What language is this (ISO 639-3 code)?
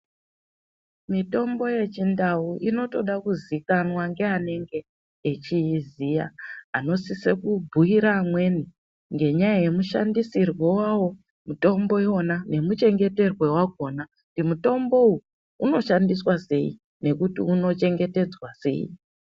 ndc